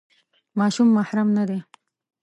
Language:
Pashto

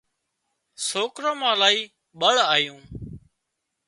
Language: Wadiyara Koli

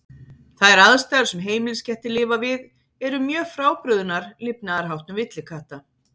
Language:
Icelandic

